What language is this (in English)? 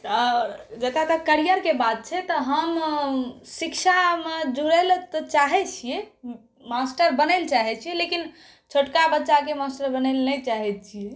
Maithili